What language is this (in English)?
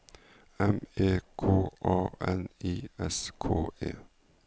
Norwegian